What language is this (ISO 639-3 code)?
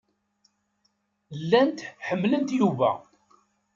kab